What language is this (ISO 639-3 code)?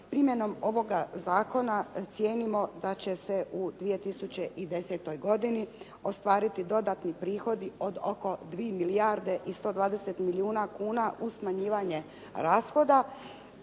hrv